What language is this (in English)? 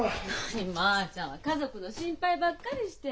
Japanese